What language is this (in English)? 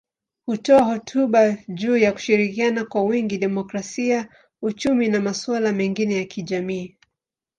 Swahili